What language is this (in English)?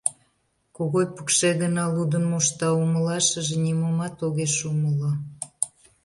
Mari